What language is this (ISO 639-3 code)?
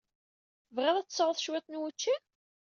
kab